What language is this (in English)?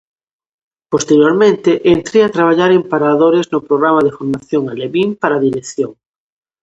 Galician